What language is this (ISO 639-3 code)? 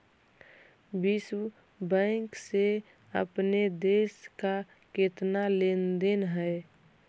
mag